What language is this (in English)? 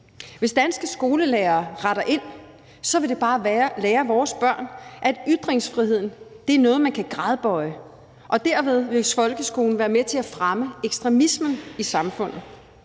Danish